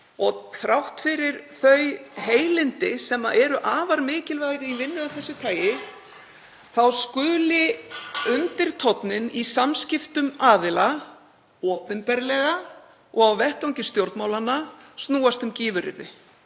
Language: Icelandic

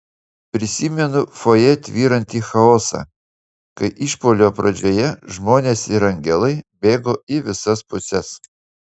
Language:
Lithuanian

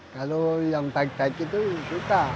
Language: Indonesian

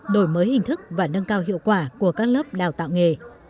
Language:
Vietnamese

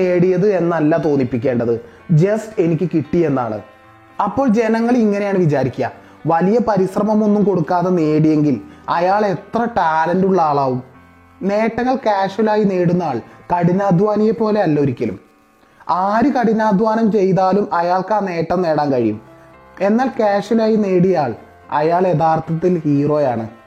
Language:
Malayalam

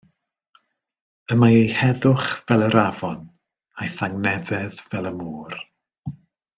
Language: Welsh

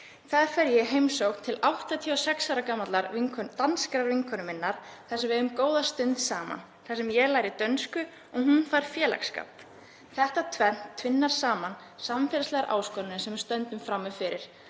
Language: Icelandic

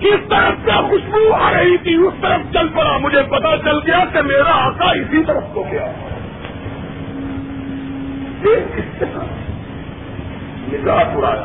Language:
Urdu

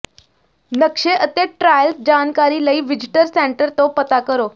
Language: Punjabi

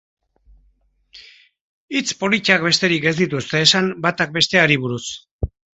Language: Basque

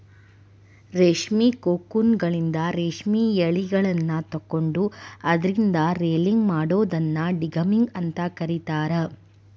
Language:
Kannada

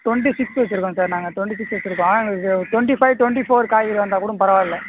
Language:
Tamil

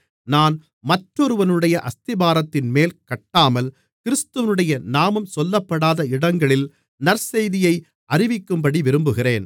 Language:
Tamil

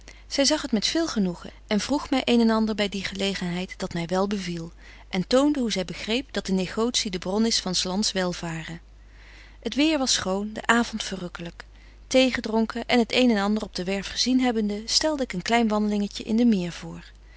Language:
Dutch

